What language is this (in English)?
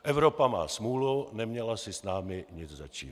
Czech